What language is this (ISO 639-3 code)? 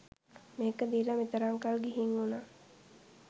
sin